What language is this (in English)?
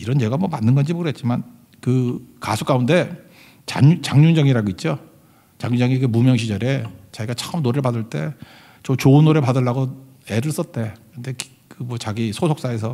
Korean